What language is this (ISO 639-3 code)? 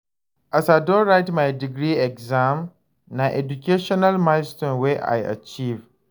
pcm